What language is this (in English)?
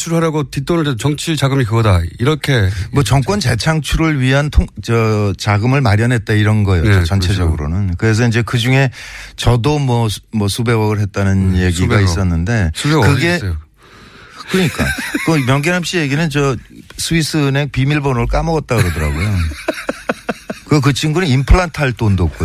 Korean